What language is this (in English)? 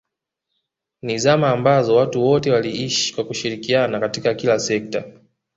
Swahili